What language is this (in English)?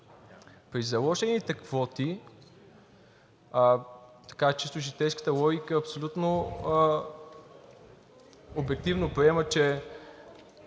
Bulgarian